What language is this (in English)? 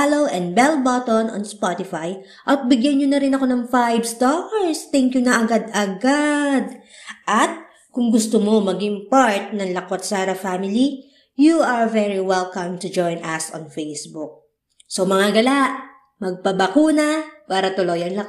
Filipino